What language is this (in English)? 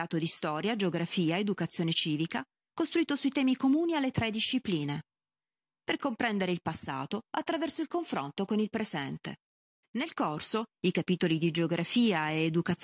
Italian